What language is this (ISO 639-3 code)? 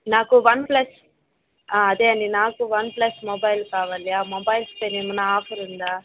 tel